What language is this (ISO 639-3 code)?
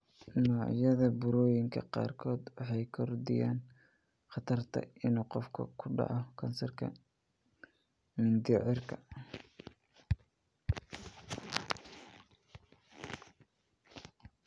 som